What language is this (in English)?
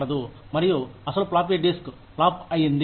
Telugu